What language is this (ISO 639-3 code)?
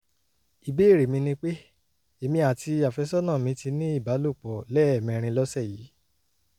yor